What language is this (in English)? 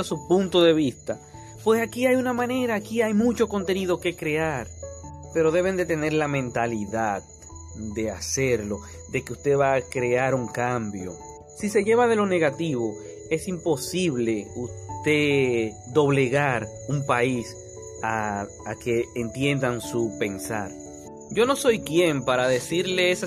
Spanish